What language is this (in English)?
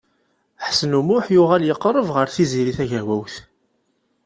Kabyle